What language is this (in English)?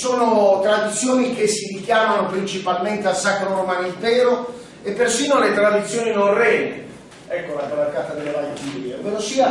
Italian